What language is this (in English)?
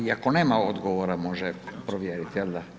Croatian